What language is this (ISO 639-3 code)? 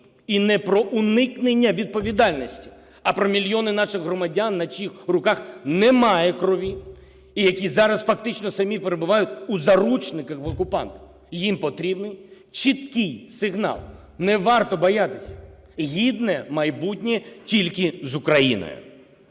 ukr